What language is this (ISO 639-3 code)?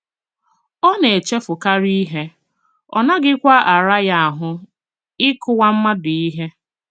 ibo